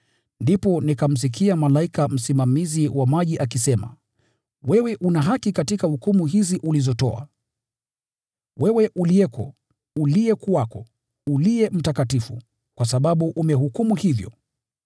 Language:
Swahili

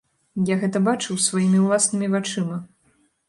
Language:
Belarusian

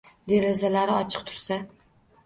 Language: Uzbek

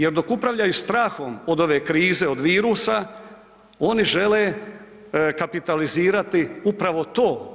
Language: Croatian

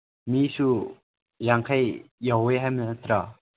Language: Manipuri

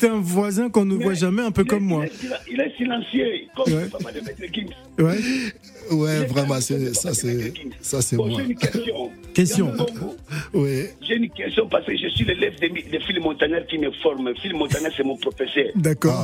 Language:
French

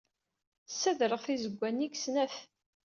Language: Kabyle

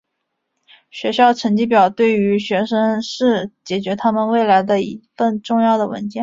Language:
Chinese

